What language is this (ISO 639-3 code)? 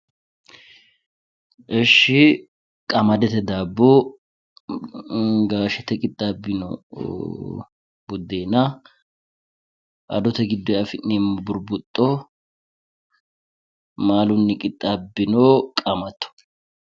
sid